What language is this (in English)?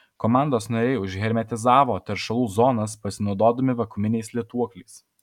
Lithuanian